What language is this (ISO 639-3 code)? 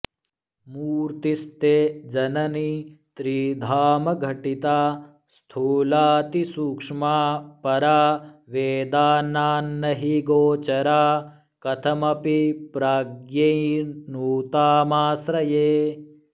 san